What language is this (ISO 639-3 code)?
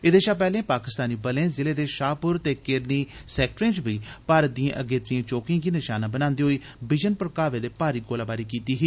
doi